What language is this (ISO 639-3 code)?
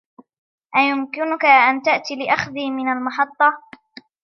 ara